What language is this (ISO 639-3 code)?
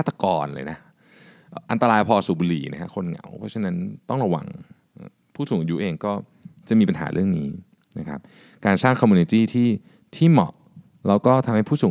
tha